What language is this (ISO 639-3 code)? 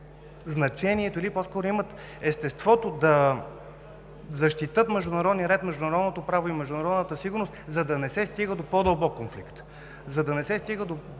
bul